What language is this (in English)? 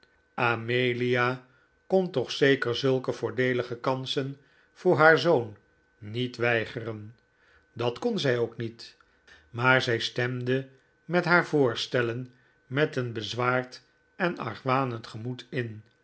Dutch